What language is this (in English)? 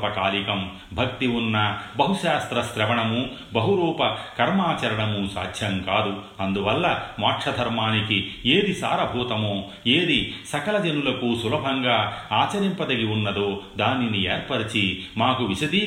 Telugu